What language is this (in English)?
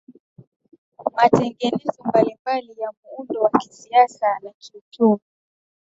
Swahili